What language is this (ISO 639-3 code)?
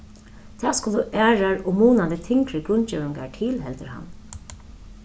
fao